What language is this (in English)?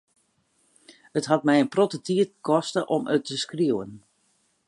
Western Frisian